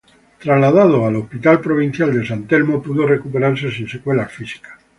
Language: Spanish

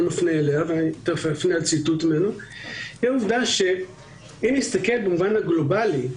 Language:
Hebrew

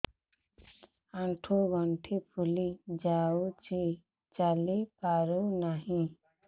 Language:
Odia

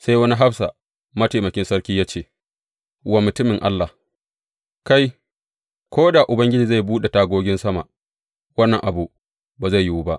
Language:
Hausa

